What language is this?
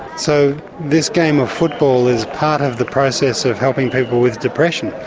English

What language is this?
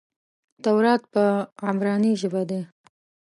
Pashto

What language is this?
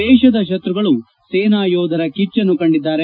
Kannada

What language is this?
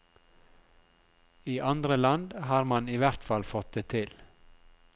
Norwegian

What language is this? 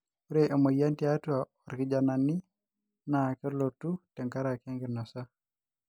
Masai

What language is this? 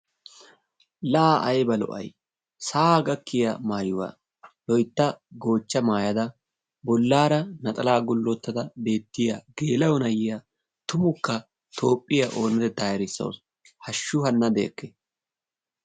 Wolaytta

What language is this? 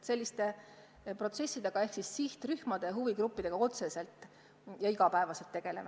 Estonian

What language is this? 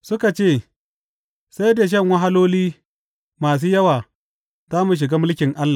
Hausa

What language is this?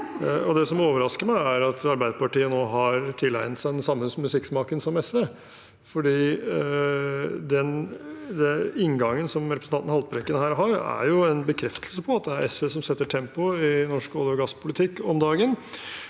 Norwegian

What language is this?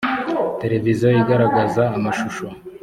Kinyarwanda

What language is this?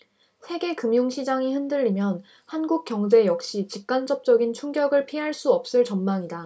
Korean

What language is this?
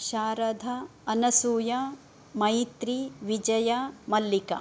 Sanskrit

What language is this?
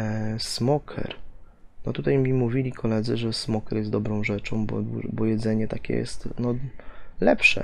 Polish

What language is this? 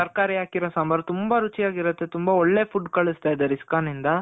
Kannada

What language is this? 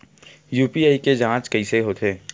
Chhattisgarhi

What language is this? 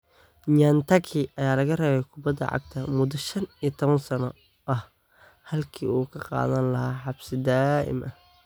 Somali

